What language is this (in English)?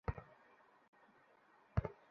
Bangla